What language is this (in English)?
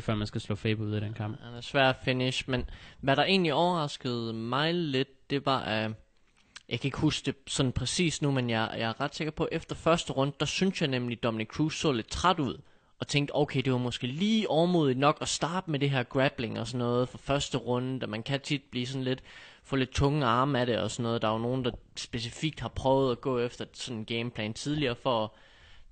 Danish